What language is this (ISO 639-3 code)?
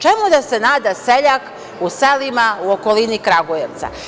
srp